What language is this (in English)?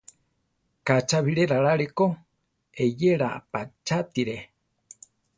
Central Tarahumara